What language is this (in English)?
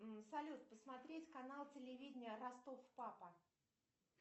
Russian